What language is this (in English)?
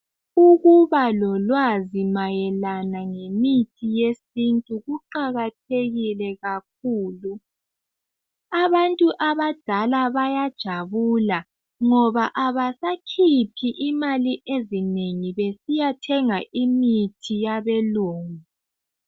North Ndebele